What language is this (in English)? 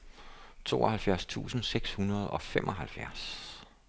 Danish